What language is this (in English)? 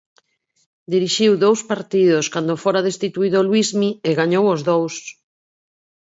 Galician